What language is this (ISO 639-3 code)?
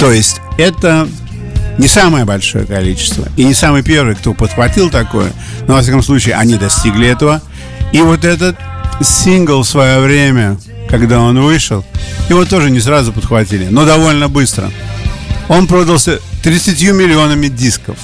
rus